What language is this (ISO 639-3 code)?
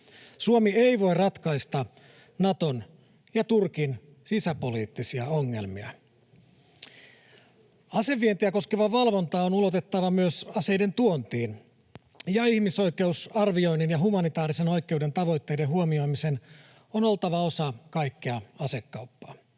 fin